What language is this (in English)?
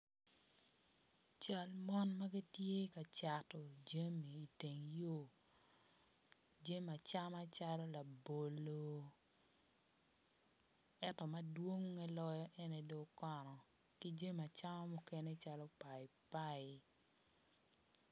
Acoli